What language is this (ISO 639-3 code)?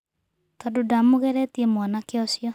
kik